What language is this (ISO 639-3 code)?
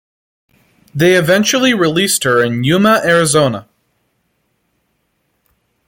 eng